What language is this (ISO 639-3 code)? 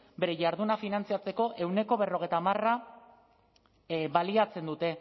eus